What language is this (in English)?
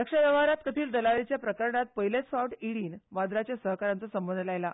Konkani